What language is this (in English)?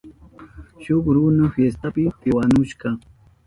Southern Pastaza Quechua